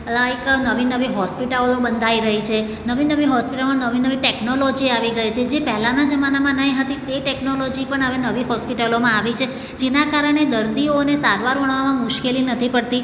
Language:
Gujarati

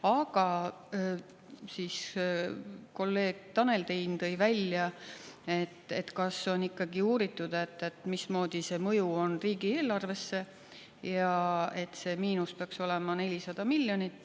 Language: Estonian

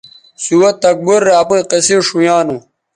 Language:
Bateri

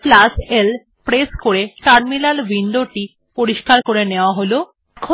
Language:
Bangla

